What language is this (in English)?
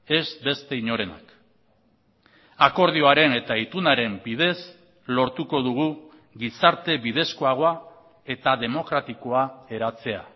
Basque